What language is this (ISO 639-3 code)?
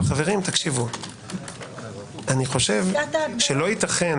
heb